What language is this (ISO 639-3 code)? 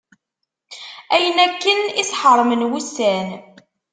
kab